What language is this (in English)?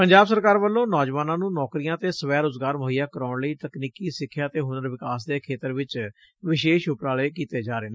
Punjabi